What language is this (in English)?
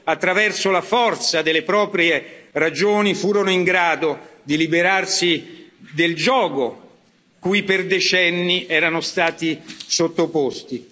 Italian